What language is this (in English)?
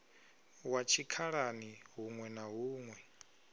Venda